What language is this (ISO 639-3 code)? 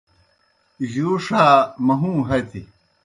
plk